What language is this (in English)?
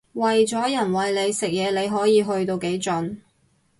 Cantonese